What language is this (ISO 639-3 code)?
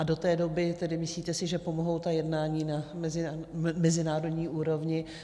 ces